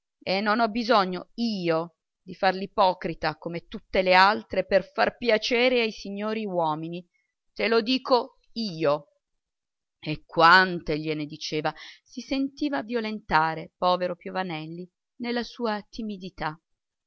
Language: Italian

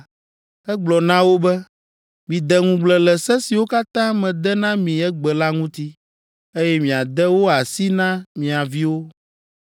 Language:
Ewe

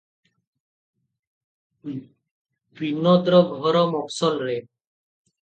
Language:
Odia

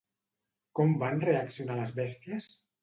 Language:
Catalan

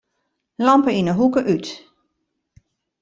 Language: Western Frisian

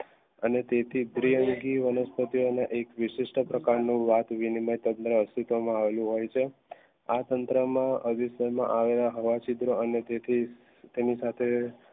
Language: Gujarati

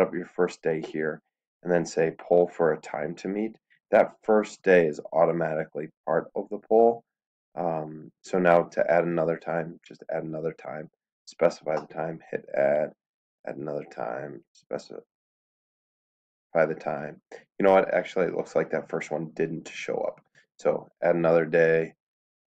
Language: English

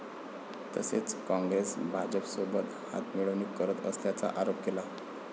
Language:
Marathi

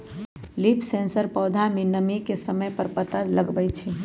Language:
Magahi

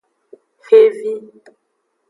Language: Aja (Benin)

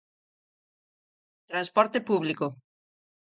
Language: Galician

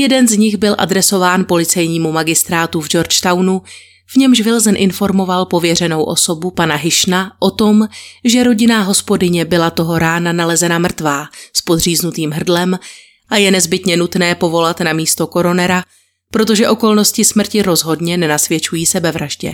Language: Czech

